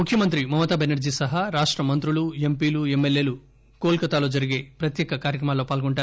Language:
Telugu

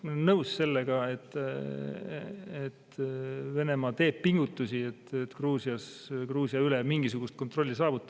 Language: Estonian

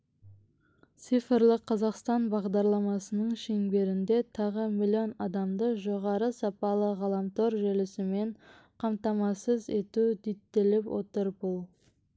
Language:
Kazakh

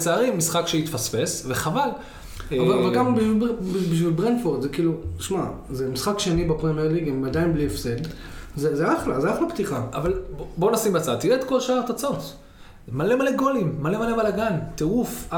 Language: Hebrew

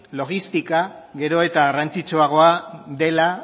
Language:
Basque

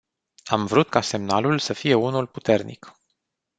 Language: Romanian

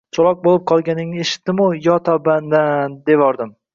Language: Uzbek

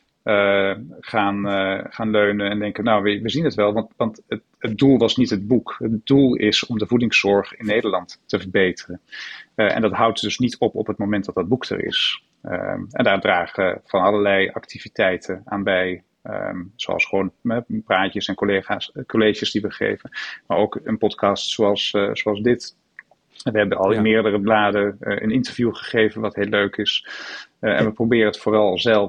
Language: Dutch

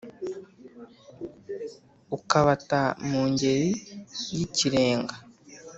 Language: Kinyarwanda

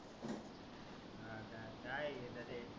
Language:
Marathi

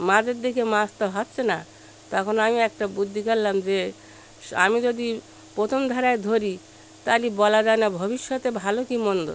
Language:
Bangla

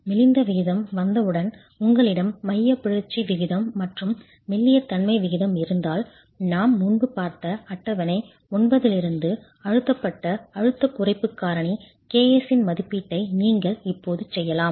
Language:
Tamil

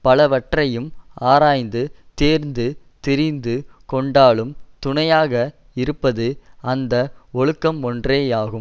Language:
Tamil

